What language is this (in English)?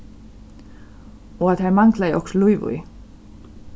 Faroese